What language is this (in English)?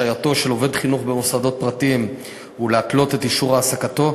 Hebrew